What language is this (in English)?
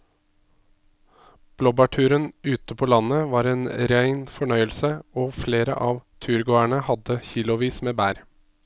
Norwegian